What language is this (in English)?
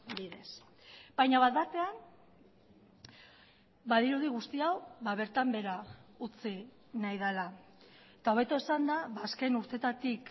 Basque